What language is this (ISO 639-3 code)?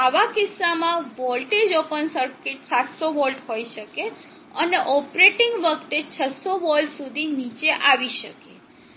guj